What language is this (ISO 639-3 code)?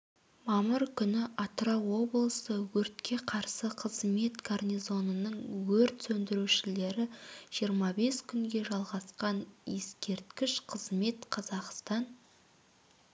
kaz